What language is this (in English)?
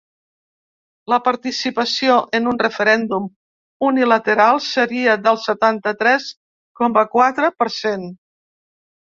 Catalan